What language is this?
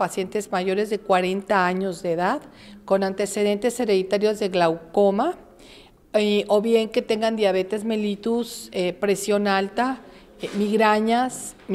Spanish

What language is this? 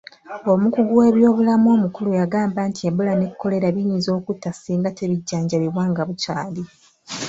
Ganda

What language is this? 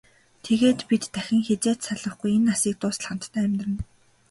Mongolian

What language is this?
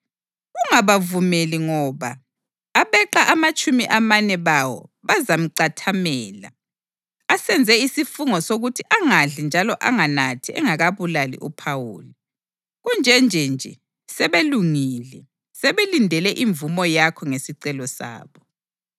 North Ndebele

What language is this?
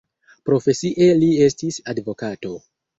Esperanto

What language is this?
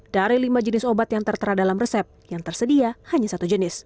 Indonesian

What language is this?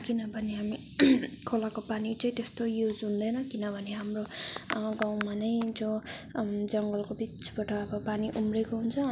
Nepali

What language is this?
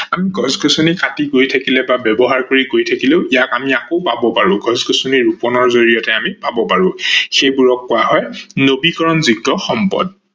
Assamese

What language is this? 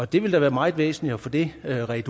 Danish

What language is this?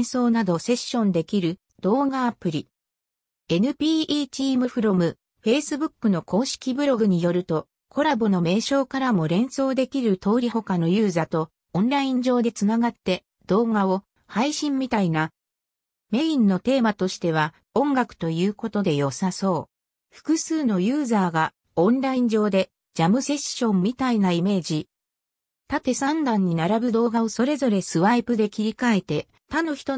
Japanese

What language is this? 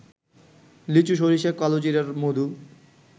Bangla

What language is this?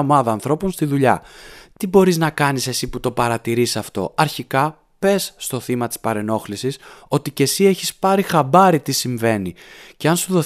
Greek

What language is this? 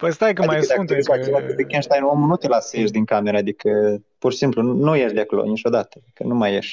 Romanian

